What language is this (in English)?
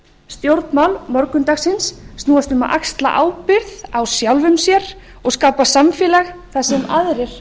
Icelandic